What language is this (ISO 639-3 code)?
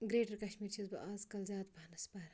kas